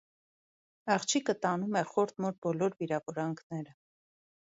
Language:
Armenian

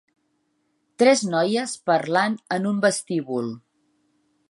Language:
Catalan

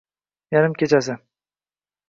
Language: Uzbek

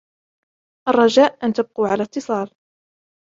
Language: Arabic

